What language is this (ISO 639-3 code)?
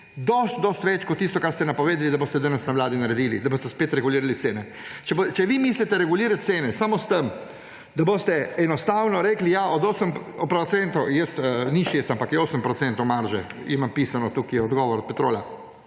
slv